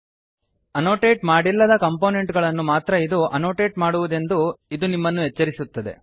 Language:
Kannada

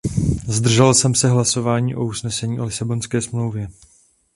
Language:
Czech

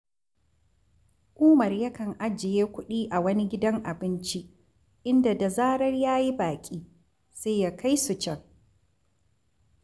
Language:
Hausa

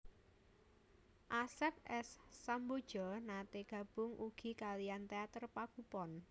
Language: Javanese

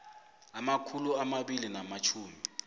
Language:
South Ndebele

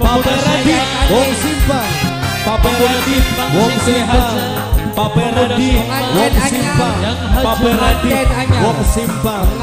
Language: Indonesian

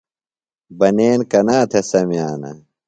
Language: Phalura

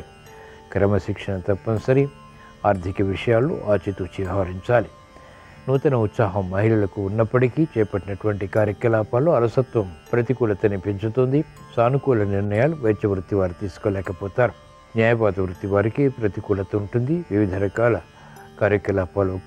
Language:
Telugu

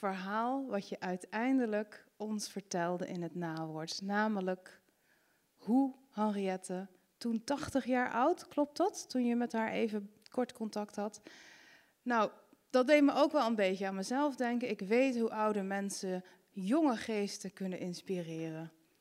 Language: Dutch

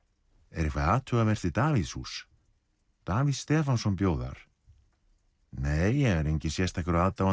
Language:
Icelandic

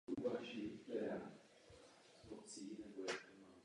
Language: Czech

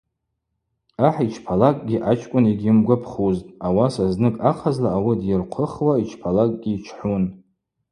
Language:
Abaza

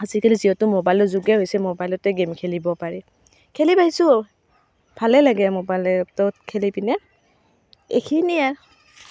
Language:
Assamese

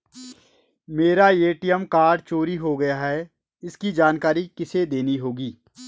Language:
Hindi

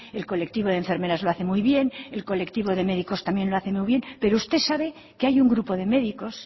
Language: Spanish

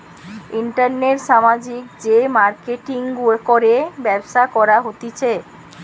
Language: Bangla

